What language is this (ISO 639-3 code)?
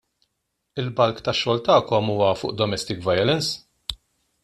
mlt